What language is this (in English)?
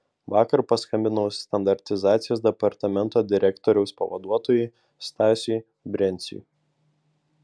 Lithuanian